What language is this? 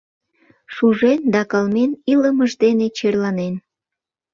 Mari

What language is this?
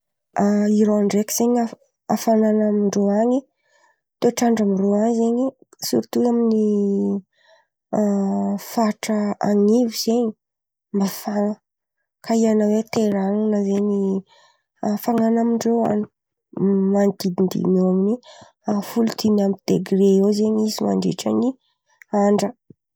Antankarana Malagasy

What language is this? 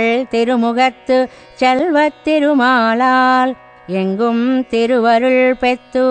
Telugu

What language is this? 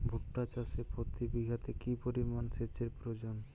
Bangla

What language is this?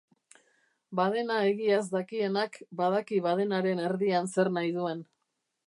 Basque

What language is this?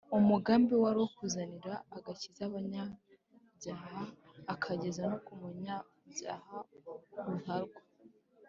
Kinyarwanda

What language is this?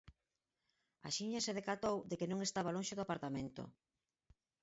Galician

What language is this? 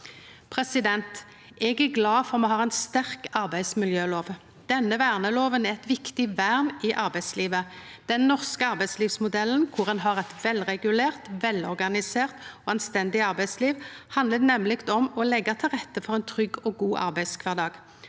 Norwegian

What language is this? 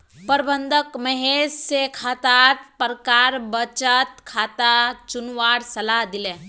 Magahi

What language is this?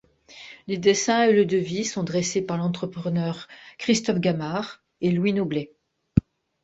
French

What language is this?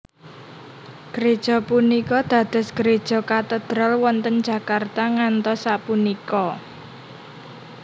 Javanese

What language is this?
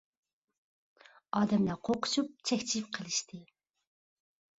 Uyghur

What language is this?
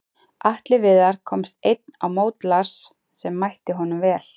Icelandic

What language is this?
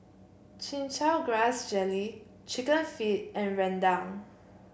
English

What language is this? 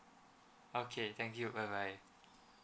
English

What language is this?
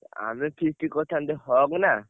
Odia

